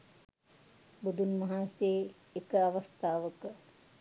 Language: Sinhala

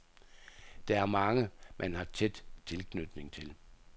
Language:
Danish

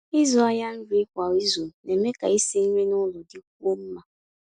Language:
Igbo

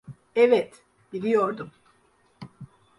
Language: Turkish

